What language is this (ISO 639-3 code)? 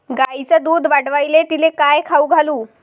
mar